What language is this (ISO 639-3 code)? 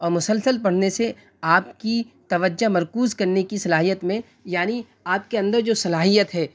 urd